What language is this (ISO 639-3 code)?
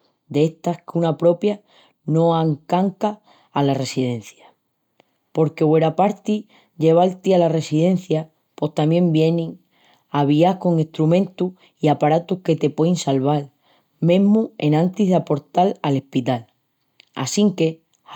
ext